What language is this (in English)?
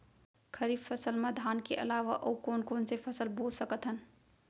Chhattisgarhi